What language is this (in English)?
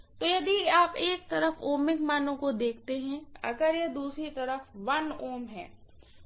Hindi